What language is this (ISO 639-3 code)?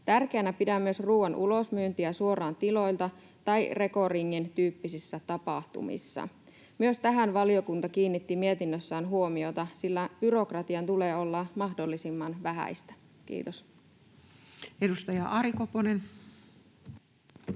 fin